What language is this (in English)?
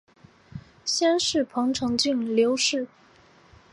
Chinese